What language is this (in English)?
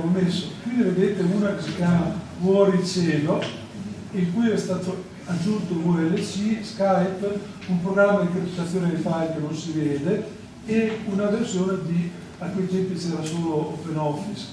Italian